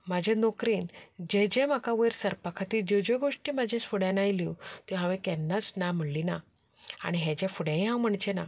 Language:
Konkani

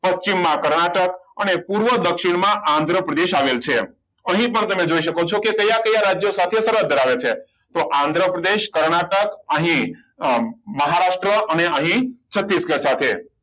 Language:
Gujarati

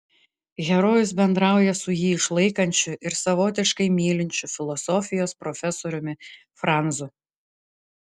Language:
Lithuanian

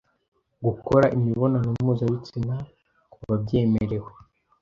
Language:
Kinyarwanda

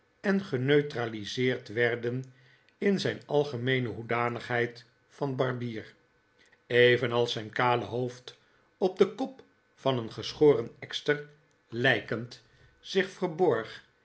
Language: Dutch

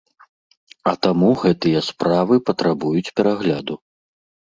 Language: Belarusian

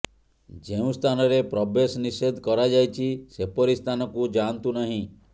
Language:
Odia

